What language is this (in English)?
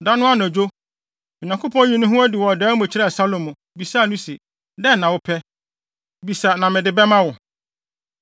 Akan